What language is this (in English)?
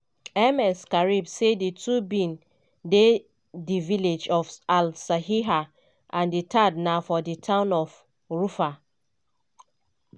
Nigerian Pidgin